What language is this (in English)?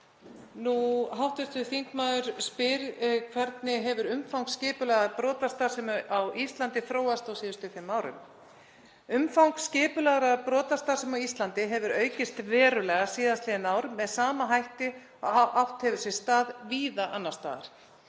Icelandic